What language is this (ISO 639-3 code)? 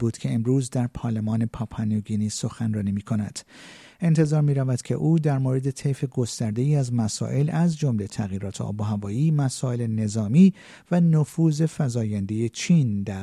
fas